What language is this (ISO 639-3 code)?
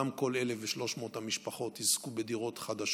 heb